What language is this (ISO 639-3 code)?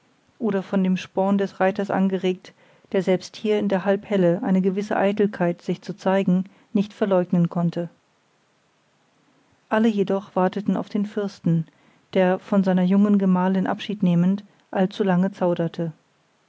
deu